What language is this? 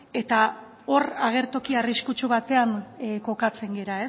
Basque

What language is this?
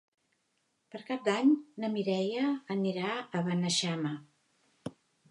Catalan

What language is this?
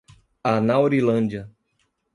Portuguese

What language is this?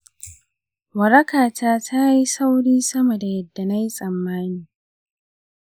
Hausa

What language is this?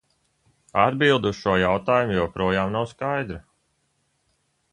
Latvian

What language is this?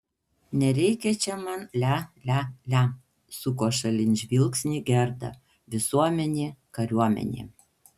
Lithuanian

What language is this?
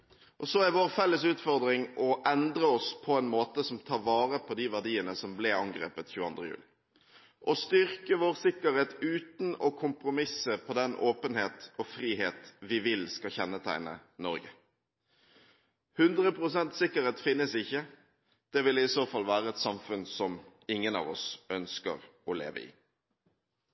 Norwegian Bokmål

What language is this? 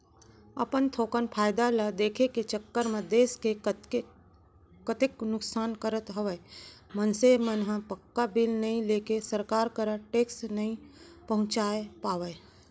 Chhattisgarhi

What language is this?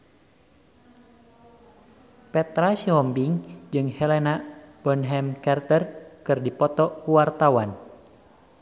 Sundanese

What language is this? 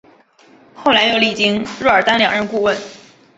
Chinese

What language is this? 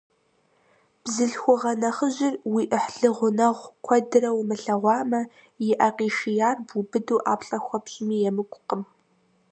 Kabardian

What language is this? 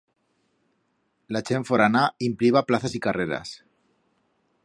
Aragonese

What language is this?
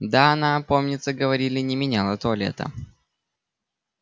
Russian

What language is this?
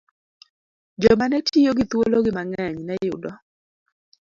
Luo (Kenya and Tanzania)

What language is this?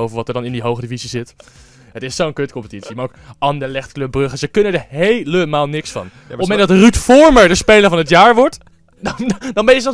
Dutch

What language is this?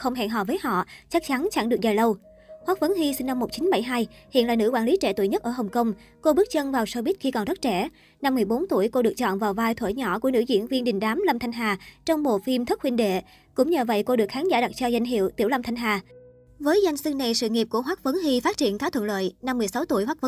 Vietnamese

